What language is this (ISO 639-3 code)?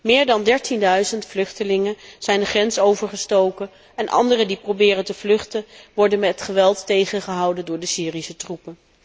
nld